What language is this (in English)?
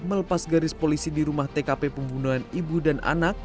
Indonesian